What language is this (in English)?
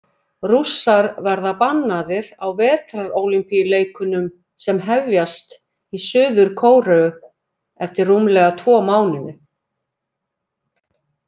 Icelandic